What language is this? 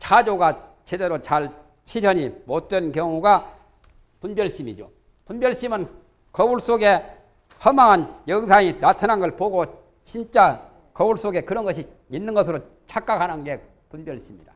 Korean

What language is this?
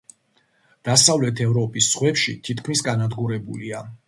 Georgian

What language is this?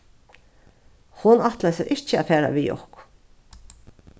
Faroese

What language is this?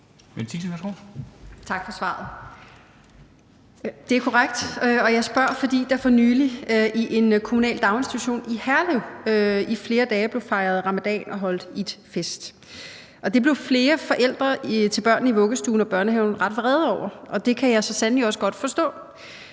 Danish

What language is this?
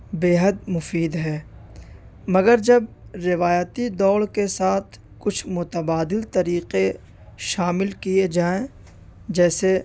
Urdu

